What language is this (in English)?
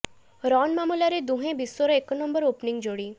Odia